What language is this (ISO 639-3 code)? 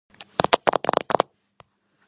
kat